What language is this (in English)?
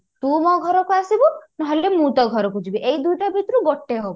Odia